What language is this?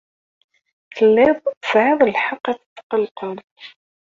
Kabyle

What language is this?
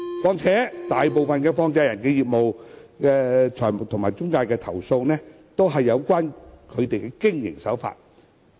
Cantonese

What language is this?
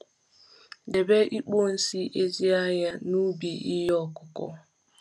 Igbo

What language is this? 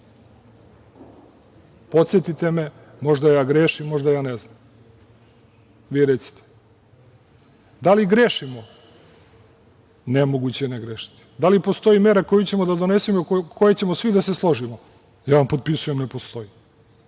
Serbian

